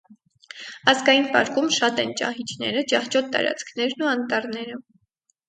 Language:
Armenian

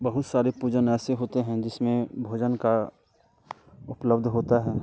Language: Hindi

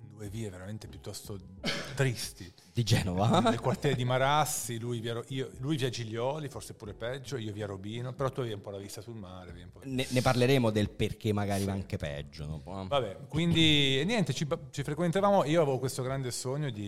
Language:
Italian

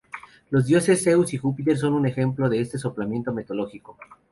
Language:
Spanish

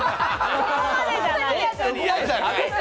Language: Japanese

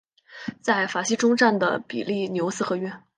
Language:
Chinese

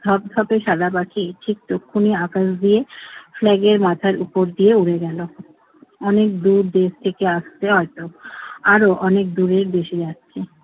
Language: Bangla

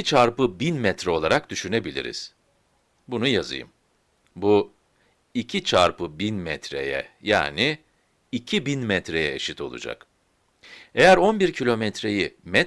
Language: Turkish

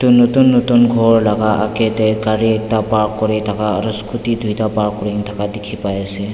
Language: Naga Pidgin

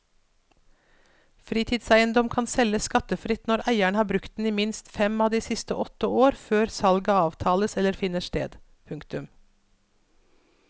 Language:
Norwegian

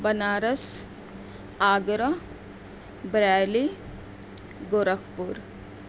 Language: Urdu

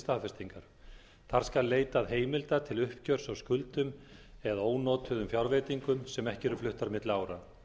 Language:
Icelandic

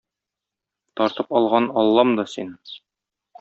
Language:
Tatar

